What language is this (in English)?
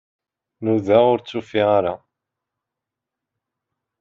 Kabyle